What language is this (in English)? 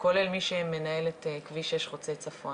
Hebrew